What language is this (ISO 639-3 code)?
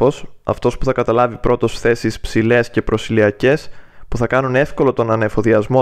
ell